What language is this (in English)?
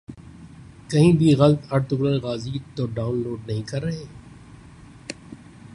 Urdu